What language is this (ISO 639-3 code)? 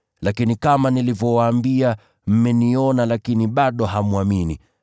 swa